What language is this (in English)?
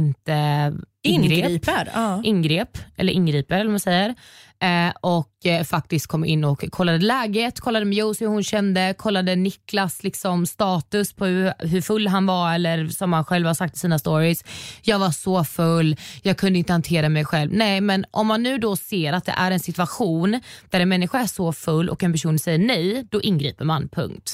Swedish